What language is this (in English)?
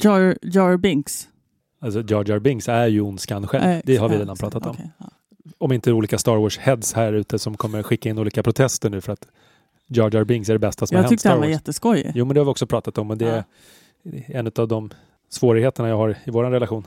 Swedish